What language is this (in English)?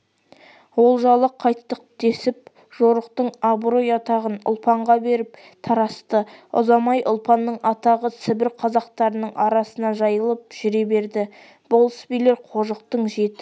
Kazakh